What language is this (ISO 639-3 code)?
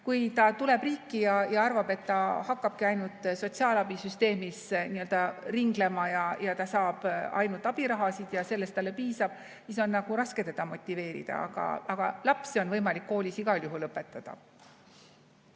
est